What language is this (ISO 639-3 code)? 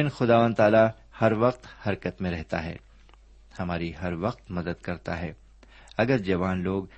urd